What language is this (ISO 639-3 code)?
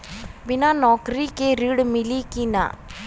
bho